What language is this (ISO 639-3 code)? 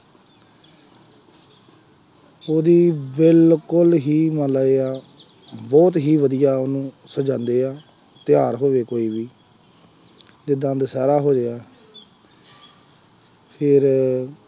pan